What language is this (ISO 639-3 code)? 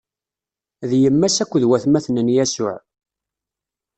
kab